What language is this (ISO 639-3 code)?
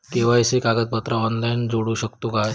mar